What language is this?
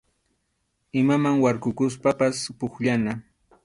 Arequipa-La Unión Quechua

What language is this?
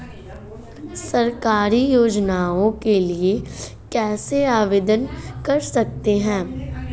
Hindi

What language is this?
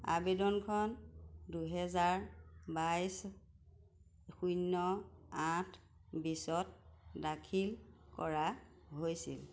Assamese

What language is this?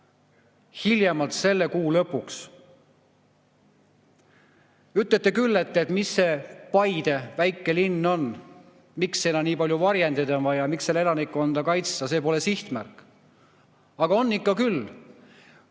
Estonian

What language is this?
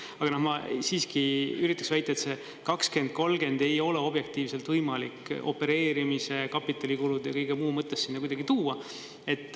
Estonian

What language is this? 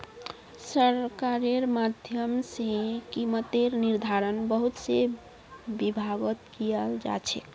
Magahi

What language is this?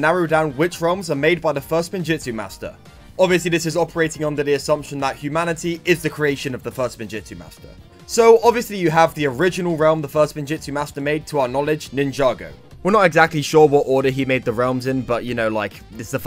English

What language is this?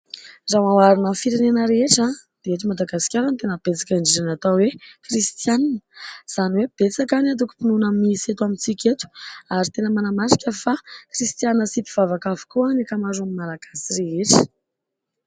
Malagasy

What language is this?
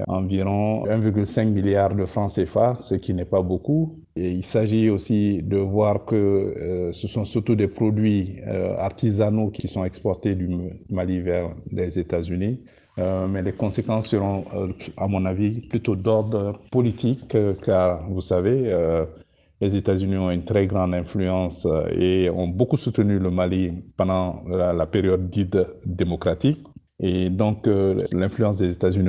French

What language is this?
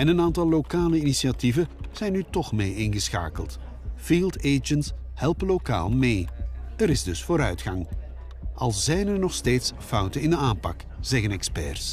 Dutch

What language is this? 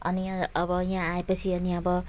Nepali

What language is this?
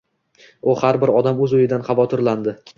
Uzbek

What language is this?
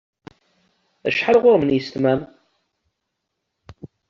Kabyle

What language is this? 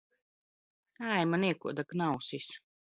Latvian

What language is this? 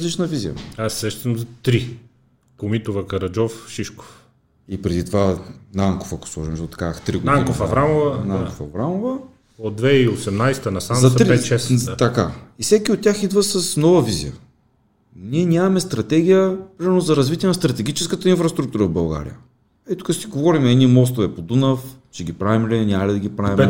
Bulgarian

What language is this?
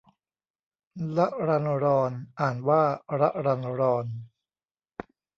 Thai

